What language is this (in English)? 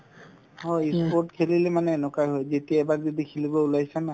Assamese